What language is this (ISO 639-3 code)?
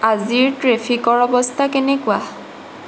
asm